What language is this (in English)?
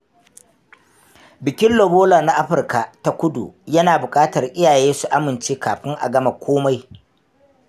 Hausa